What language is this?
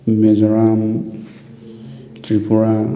Manipuri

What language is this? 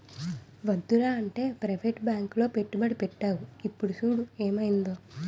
Telugu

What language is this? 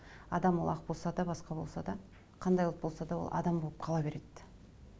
Kazakh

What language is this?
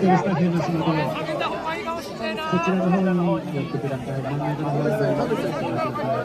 Japanese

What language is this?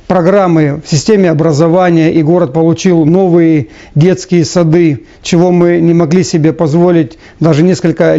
Russian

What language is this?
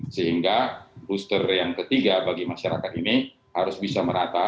Indonesian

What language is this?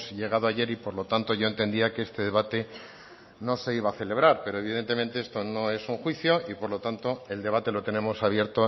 Spanish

